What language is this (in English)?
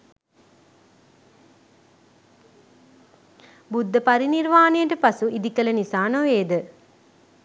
Sinhala